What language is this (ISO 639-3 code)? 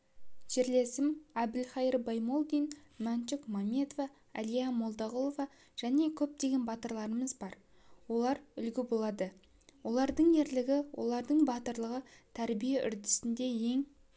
kaz